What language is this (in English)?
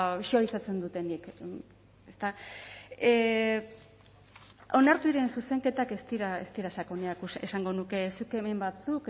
Basque